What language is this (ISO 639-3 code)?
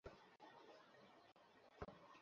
ben